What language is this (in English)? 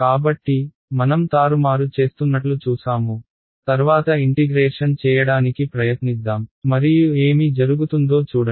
Telugu